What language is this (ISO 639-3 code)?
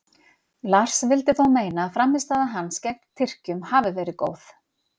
isl